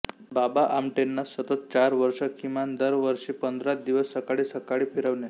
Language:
Marathi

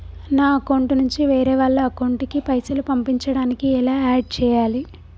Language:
Telugu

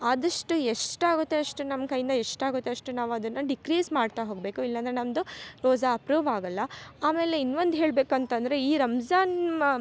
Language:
Kannada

